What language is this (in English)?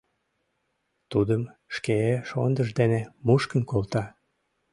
Mari